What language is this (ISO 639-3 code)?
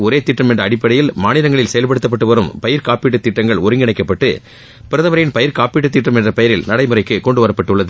tam